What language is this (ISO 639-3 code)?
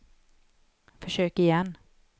swe